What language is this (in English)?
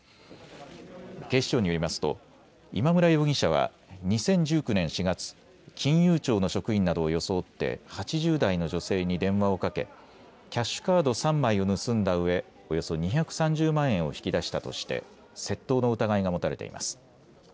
Japanese